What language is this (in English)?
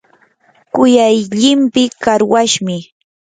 Yanahuanca Pasco Quechua